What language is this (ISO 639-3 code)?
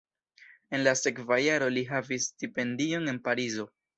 epo